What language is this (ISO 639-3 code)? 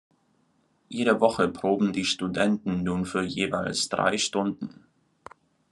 deu